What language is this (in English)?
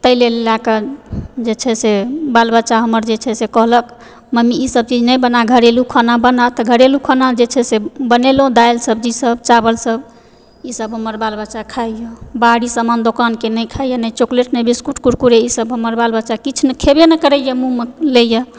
Maithili